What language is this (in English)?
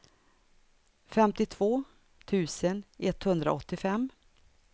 Swedish